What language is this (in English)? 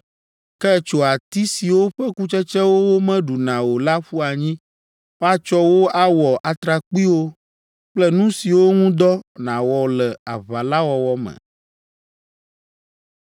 Ewe